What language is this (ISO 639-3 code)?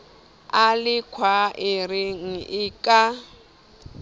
sot